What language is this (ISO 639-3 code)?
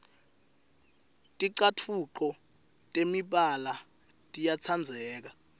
ssw